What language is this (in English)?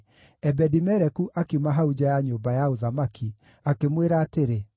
Kikuyu